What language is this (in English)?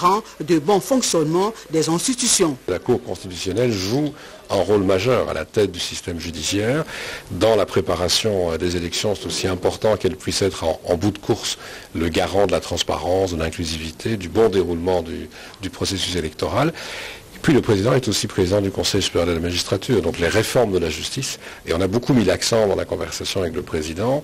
French